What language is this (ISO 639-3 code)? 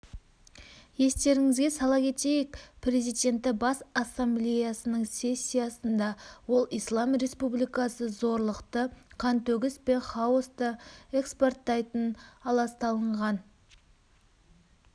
kaz